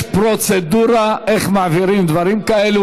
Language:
Hebrew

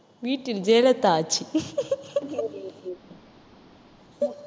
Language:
Tamil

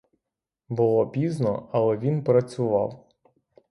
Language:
Ukrainian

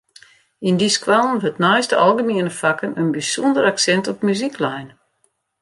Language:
Western Frisian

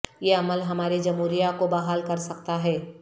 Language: Urdu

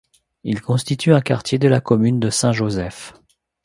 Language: French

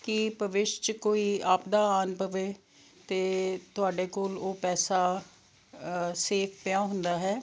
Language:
Punjabi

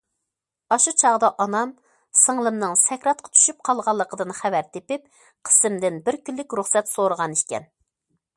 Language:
Uyghur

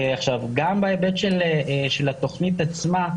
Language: Hebrew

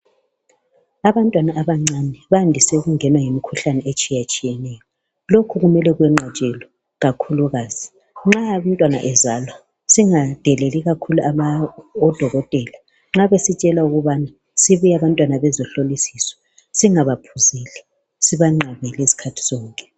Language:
North Ndebele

